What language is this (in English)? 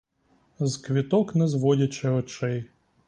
Ukrainian